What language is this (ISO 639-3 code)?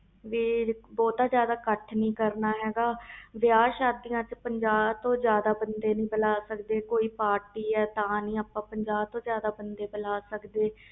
pan